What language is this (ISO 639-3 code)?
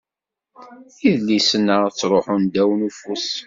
kab